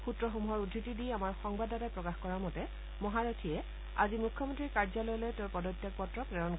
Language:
Assamese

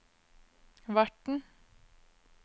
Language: Norwegian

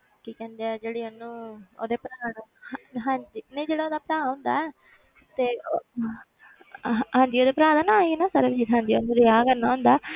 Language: Punjabi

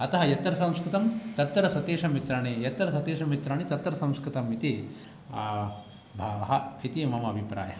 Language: Sanskrit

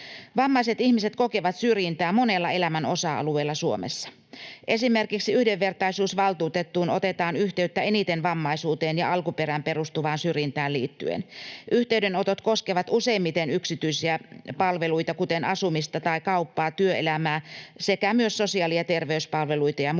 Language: Finnish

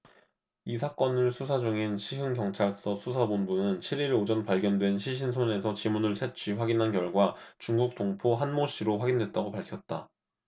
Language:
Korean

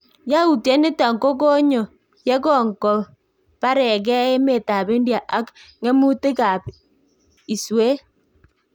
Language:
Kalenjin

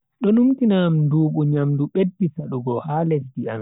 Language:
Bagirmi Fulfulde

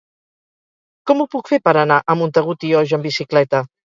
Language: Catalan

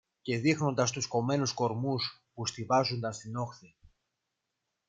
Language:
Greek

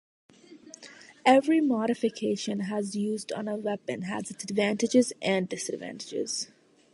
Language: English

